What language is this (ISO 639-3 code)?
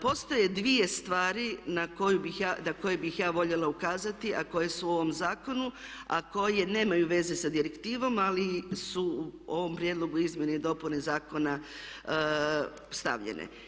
hrv